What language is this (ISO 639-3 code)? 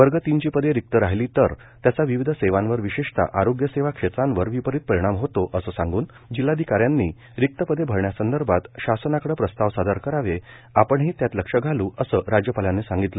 mar